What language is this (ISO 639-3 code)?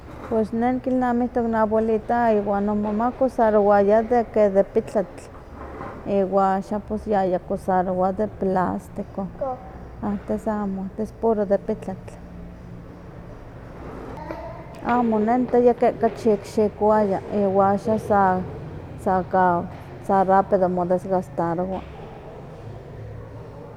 nhq